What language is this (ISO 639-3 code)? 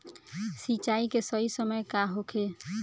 bho